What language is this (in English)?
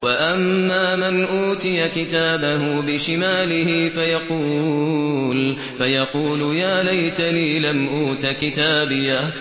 Arabic